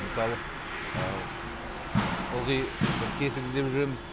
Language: Kazakh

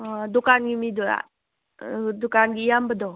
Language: Manipuri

